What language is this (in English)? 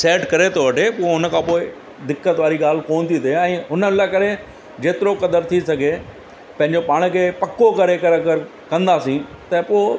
Sindhi